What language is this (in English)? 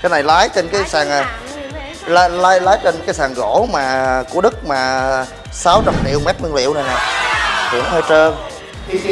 Vietnamese